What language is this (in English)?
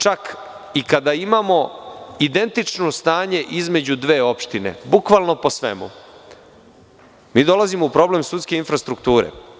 Serbian